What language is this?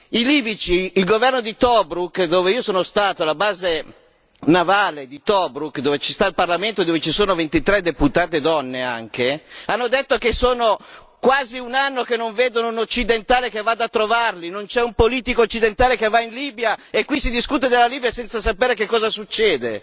Italian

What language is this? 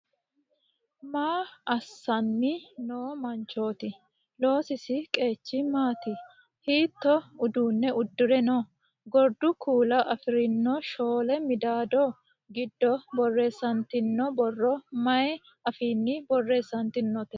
Sidamo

